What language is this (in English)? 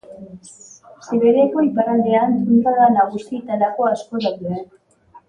Basque